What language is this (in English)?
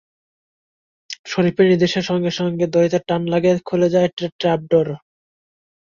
Bangla